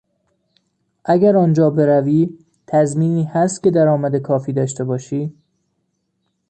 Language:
Persian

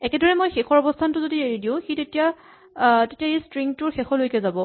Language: Assamese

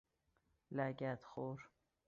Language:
Persian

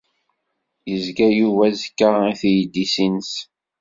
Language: Kabyle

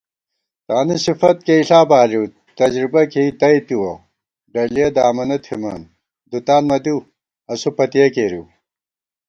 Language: Gawar-Bati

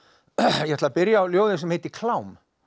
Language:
Icelandic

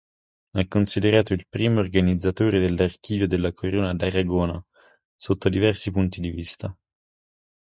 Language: Italian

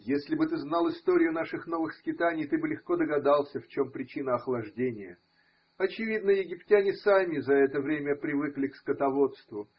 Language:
Russian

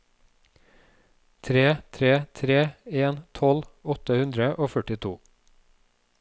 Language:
Norwegian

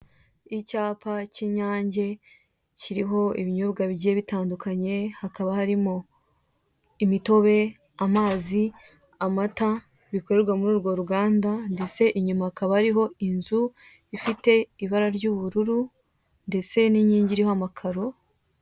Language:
Kinyarwanda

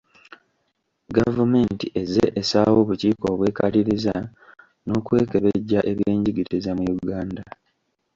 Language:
Ganda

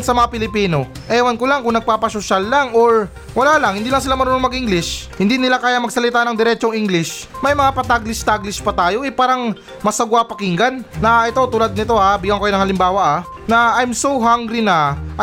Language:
Filipino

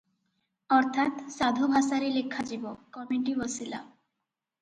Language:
Odia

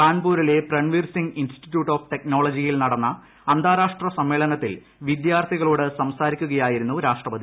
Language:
Malayalam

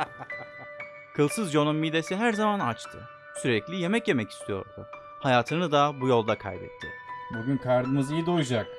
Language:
Turkish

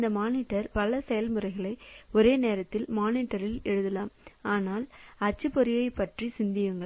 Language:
Tamil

